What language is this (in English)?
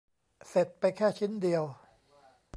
Thai